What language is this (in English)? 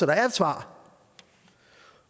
Danish